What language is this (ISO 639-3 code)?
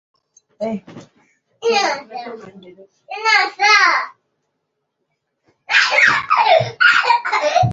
uzb